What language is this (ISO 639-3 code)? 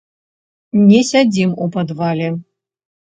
bel